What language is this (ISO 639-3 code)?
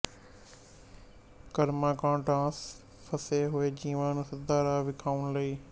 pan